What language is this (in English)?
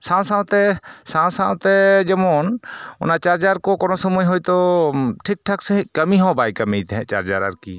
Santali